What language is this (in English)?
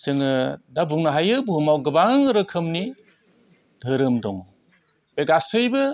Bodo